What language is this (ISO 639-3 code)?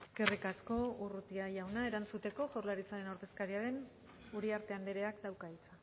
eus